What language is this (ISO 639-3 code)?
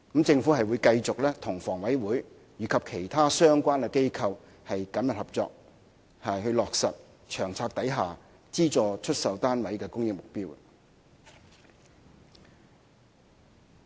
yue